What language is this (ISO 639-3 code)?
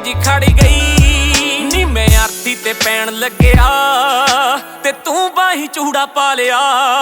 hin